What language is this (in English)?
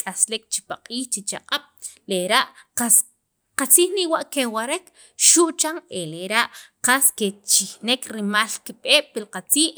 Sacapulteco